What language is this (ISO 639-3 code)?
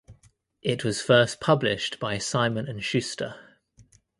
eng